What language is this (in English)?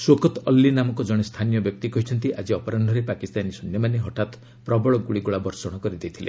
Odia